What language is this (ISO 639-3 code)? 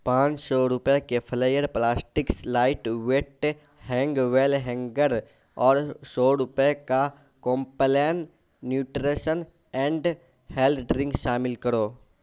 urd